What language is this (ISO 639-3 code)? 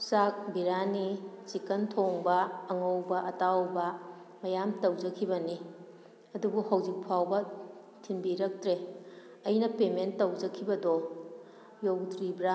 mni